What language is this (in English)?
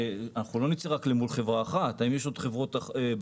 Hebrew